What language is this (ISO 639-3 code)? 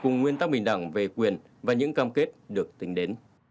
vie